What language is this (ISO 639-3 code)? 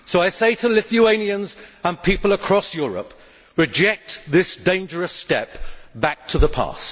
eng